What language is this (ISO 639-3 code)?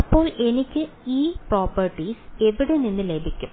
mal